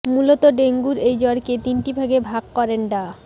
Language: Bangla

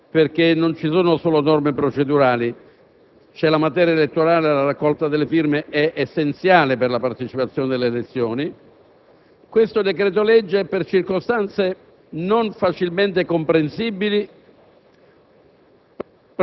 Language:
Italian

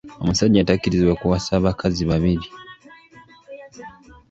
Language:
Ganda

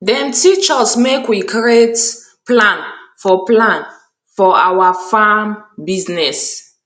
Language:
Nigerian Pidgin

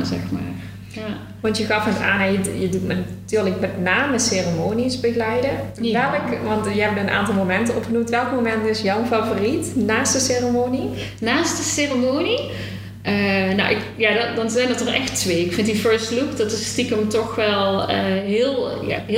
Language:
Dutch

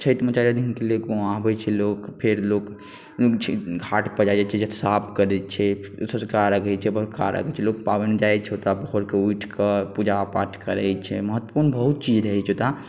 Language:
Maithili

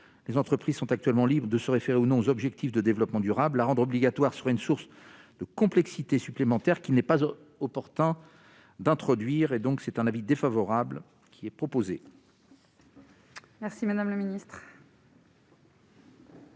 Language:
French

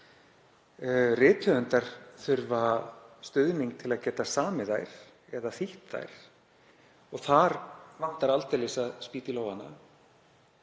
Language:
Icelandic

